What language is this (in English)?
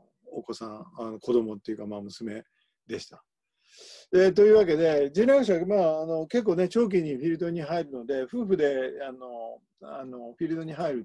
Japanese